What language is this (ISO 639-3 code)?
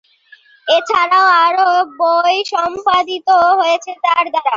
ben